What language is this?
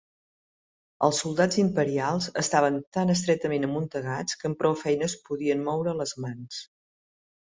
Catalan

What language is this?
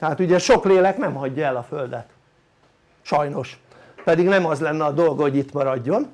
Hungarian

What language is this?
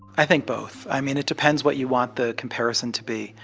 English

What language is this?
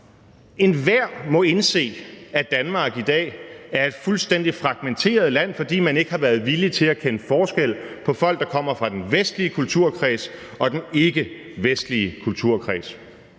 Danish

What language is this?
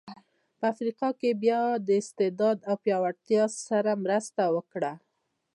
Pashto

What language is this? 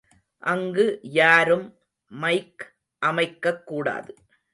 Tamil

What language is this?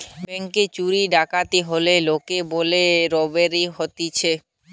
Bangla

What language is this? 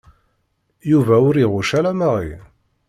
Kabyle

